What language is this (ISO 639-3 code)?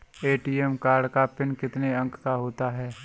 hin